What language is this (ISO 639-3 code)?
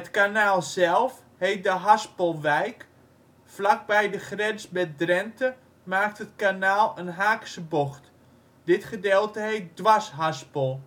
nld